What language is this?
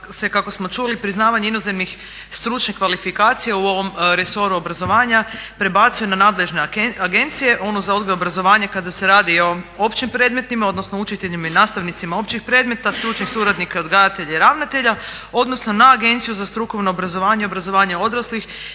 Croatian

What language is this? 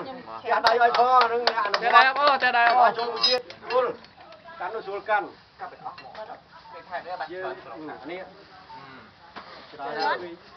Thai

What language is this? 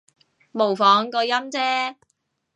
Cantonese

